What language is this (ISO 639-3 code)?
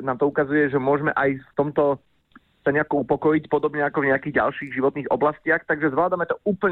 slk